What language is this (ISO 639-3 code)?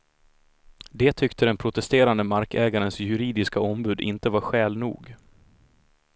swe